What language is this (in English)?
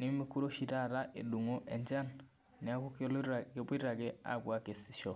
Masai